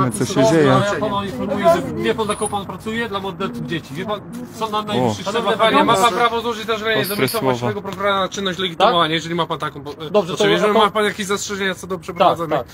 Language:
Polish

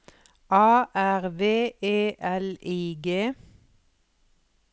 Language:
Norwegian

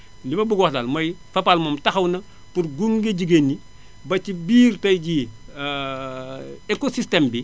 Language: Wolof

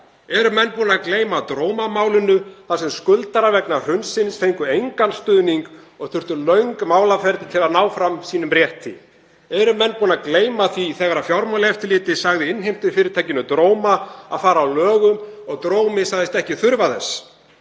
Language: Icelandic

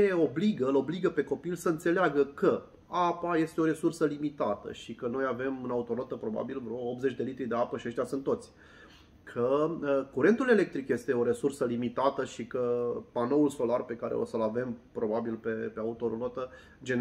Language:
Romanian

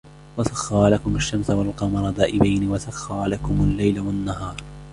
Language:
Arabic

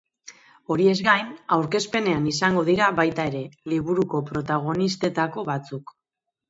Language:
Basque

